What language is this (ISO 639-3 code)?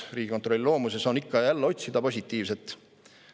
est